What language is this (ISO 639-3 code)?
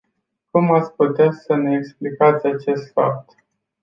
ron